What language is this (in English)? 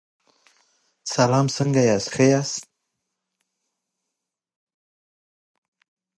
Pashto